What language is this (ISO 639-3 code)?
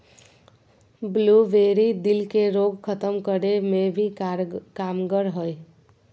mag